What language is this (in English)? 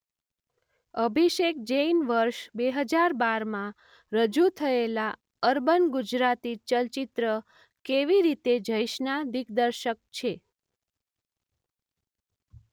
Gujarati